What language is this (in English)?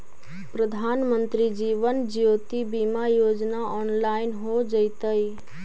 Magahi